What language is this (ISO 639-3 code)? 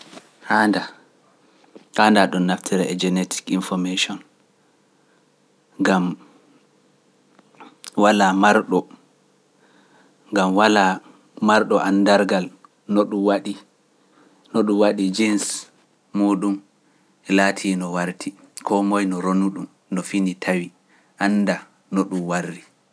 fuf